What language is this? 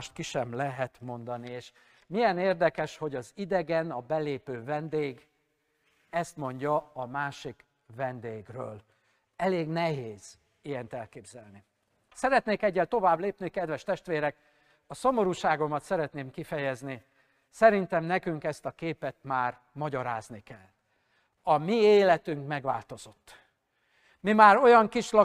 Hungarian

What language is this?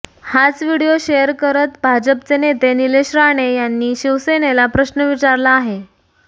Marathi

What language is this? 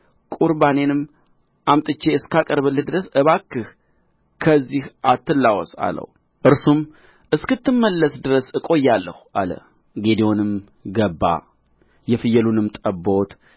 Amharic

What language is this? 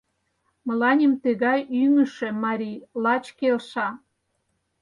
Mari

